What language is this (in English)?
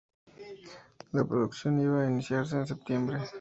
Spanish